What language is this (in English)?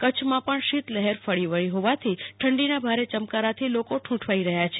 Gujarati